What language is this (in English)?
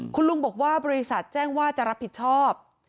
Thai